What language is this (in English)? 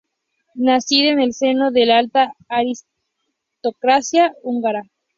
Spanish